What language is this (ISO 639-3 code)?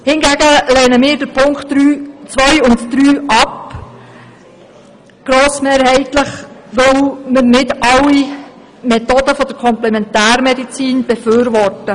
gsw